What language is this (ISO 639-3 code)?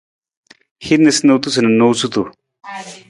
nmz